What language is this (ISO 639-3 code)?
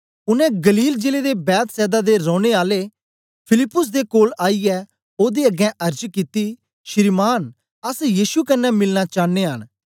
doi